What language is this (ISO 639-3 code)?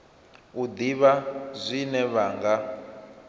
ven